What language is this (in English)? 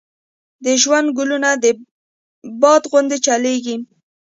Pashto